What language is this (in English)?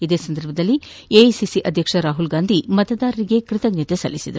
Kannada